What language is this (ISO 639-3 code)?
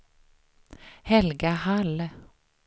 swe